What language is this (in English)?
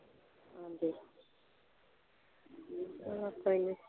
Punjabi